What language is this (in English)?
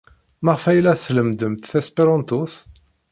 Kabyle